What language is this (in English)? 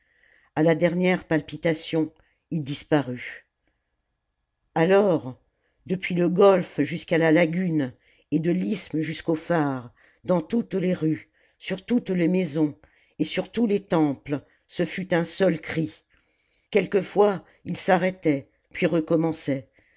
French